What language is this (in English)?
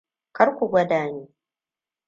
Hausa